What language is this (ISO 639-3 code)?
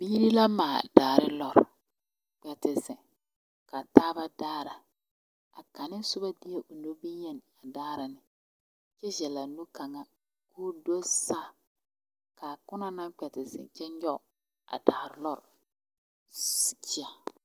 dga